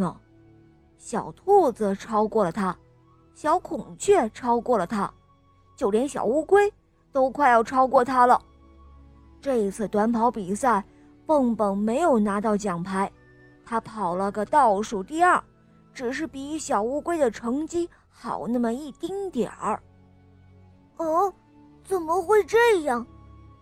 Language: Chinese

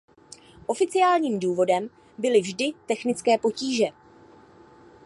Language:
Czech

